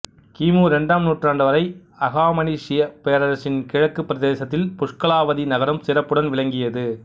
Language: Tamil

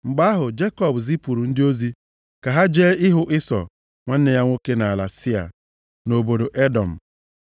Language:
Igbo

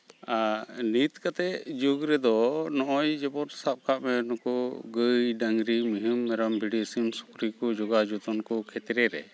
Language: Santali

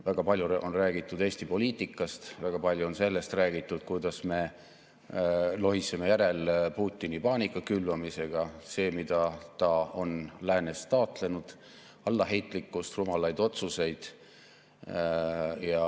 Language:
Estonian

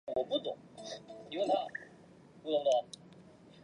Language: Chinese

